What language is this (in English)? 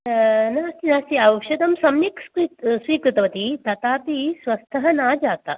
Sanskrit